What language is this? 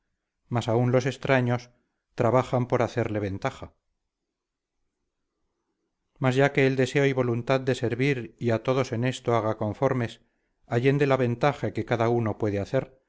Spanish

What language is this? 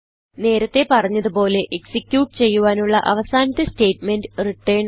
Malayalam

